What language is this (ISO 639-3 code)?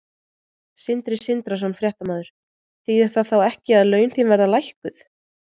isl